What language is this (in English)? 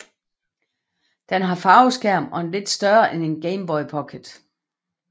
Danish